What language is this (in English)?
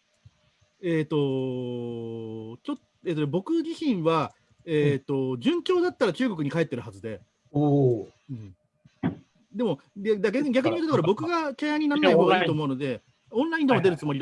Japanese